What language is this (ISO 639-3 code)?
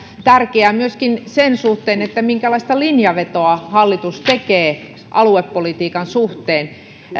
fin